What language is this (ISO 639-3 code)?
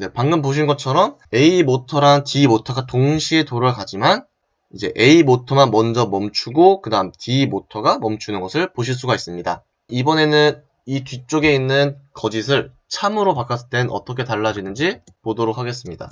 kor